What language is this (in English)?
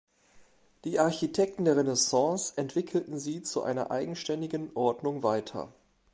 German